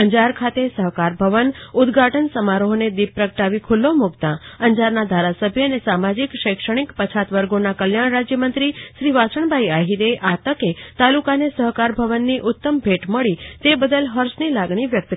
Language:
Gujarati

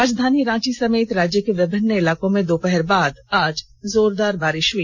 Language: Hindi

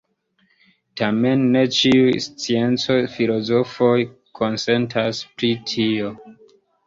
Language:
Esperanto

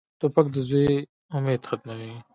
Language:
Pashto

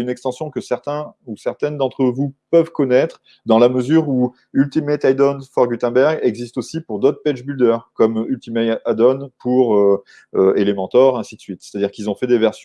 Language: French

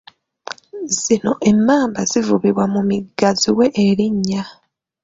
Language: Ganda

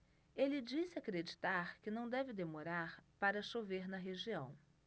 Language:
Portuguese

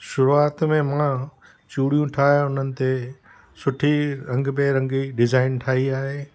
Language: Sindhi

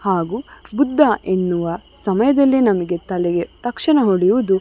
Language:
Kannada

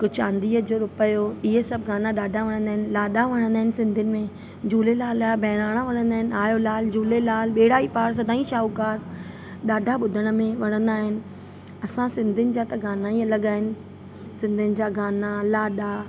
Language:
Sindhi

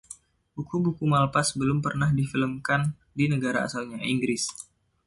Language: Indonesian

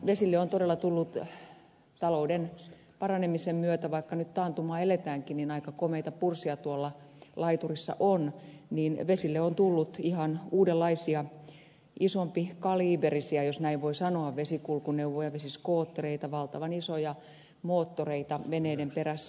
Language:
Finnish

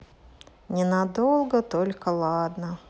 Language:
Russian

